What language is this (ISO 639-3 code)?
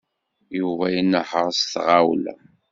kab